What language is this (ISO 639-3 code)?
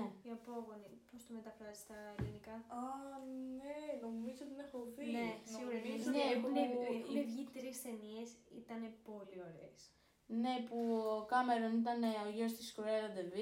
ell